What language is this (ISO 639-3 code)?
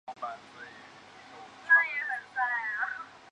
zho